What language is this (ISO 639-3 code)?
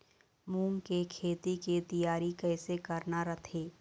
hne